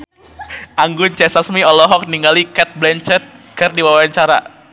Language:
Sundanese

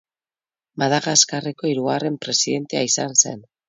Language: Basque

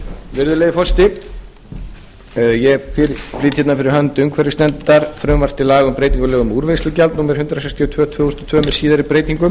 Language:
Icelandic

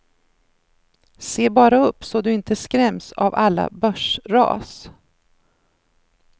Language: Swedish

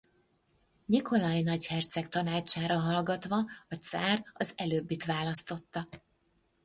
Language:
Hungarian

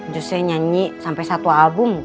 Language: Indonesian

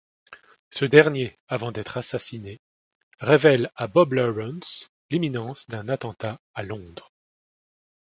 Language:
French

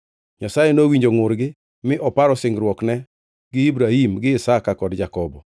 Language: Luo (Kenya and Tanzania)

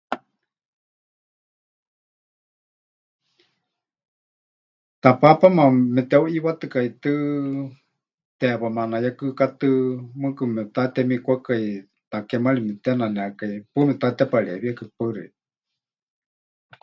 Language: Huichol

